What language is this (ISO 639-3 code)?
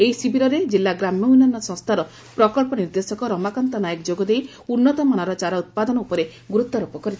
ori